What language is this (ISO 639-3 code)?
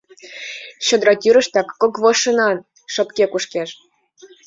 chm